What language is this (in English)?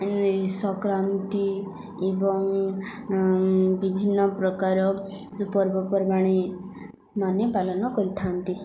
Odia